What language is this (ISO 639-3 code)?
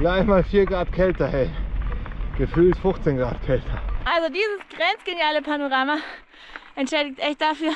deu